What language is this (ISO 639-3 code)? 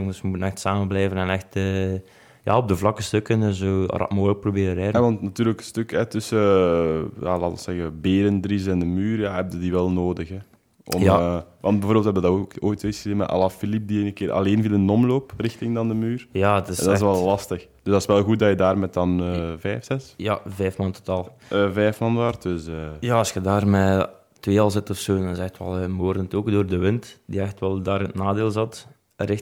nld